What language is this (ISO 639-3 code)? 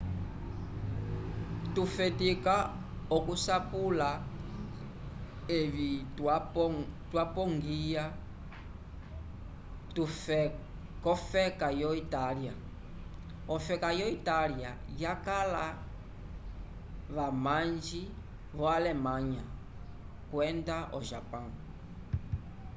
umb